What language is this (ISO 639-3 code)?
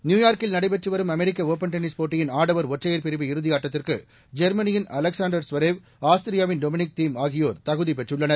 tam